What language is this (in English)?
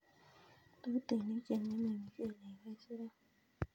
Kalenjin